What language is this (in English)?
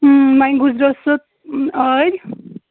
Kashmiri